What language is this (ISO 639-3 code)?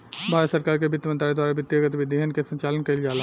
bho